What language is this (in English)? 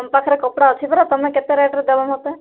Odia